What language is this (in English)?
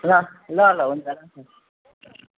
Nepali